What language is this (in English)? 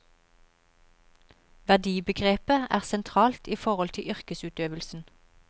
Norwegian